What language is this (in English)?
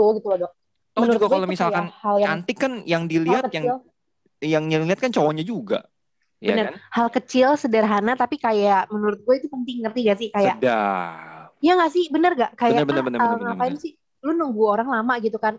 Indonesian